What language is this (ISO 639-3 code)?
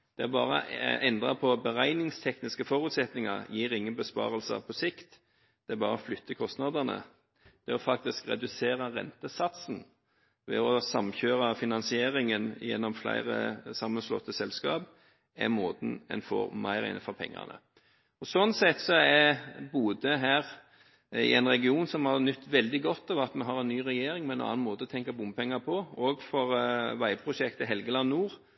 nob